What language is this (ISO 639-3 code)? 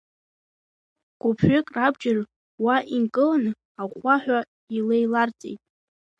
abk